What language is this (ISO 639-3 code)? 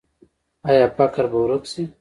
pus